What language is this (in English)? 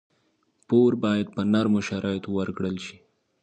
Pashto